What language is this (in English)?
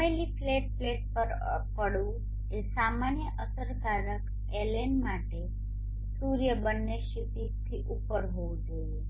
Gujarati